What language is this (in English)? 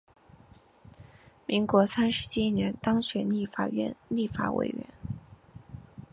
Chinese